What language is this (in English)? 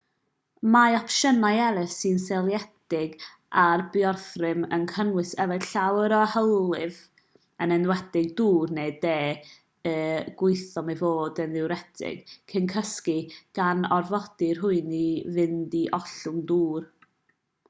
Welsh